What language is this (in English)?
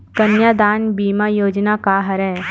Chhattisgarhi